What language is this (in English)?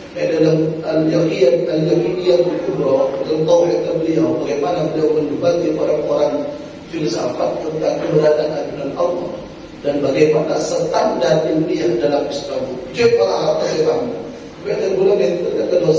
Indonesian